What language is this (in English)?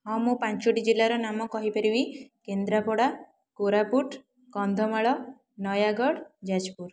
Odia